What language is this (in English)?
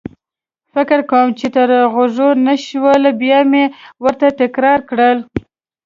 Pashto